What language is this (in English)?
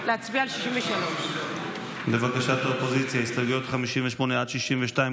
Hebrew